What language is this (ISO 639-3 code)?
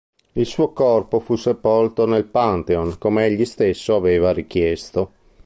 ita